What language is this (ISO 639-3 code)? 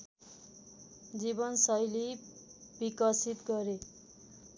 nep